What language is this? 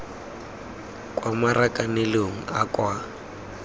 Tswana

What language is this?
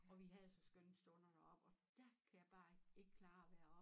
Danish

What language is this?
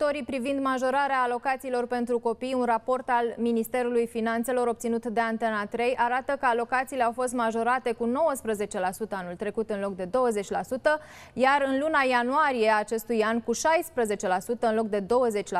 Romanian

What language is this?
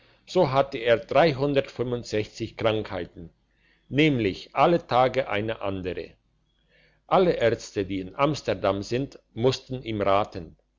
German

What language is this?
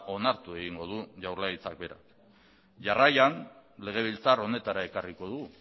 Basque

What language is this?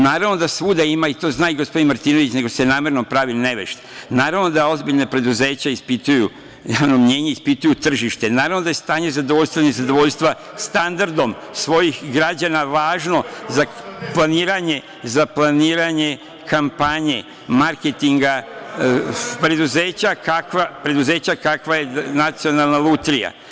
Serbian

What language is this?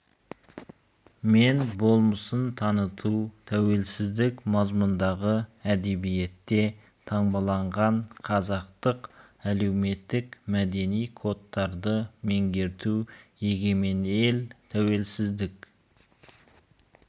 Kazakh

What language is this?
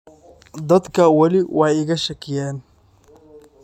Somali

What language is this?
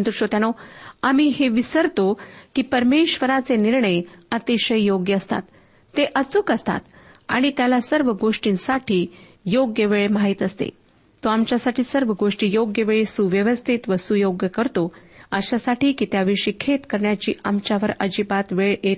Marathi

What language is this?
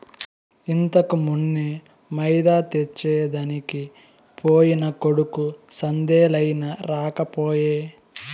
Telugu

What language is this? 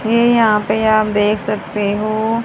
Hindi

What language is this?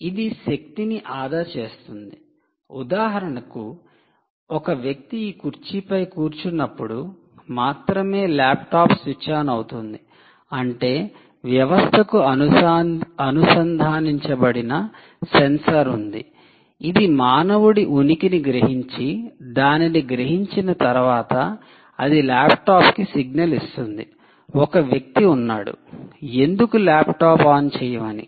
Telugu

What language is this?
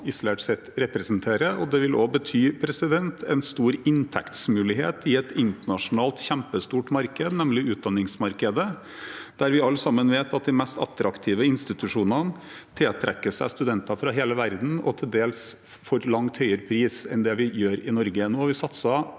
Norwegian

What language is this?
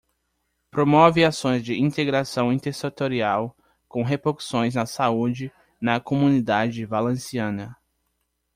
Portuguese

